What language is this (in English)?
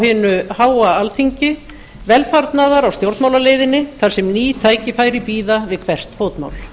Icelandic